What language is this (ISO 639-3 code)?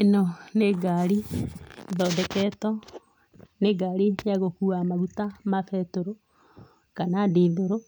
kik